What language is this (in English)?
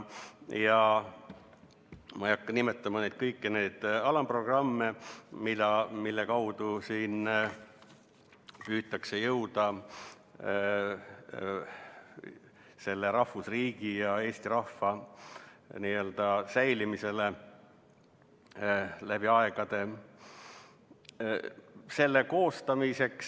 Estonian